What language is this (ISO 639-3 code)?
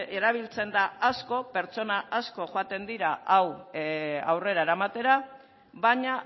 eus